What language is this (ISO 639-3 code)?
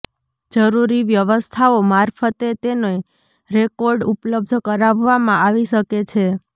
guj